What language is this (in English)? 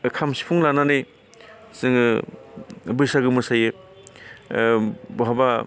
Bodo